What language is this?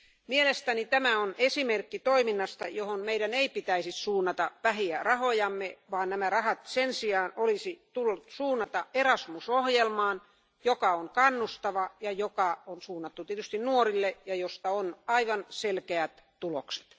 Finnish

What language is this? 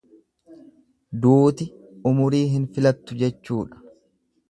Oromo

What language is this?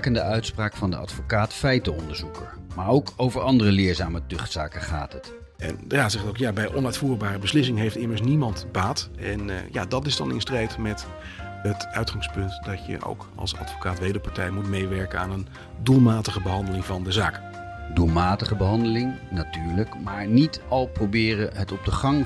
Dutch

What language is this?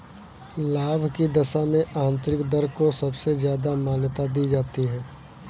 Hindi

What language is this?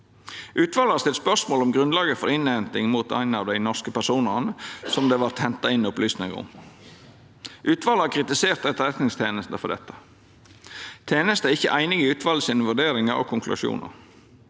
Norwegian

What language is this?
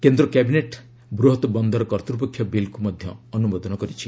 Odia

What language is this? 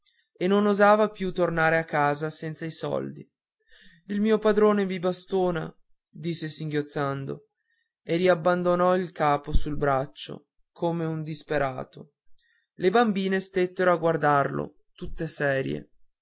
Italian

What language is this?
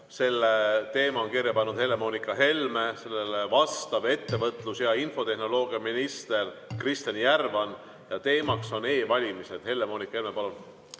Estonian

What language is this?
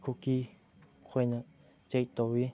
Manipuri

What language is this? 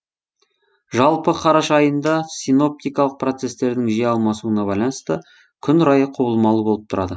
Kazakh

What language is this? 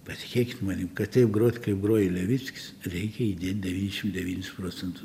Lithuanian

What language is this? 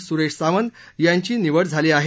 Marathi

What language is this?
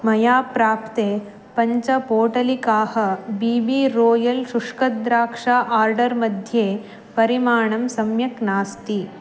Sanskrit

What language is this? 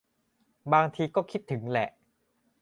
Thai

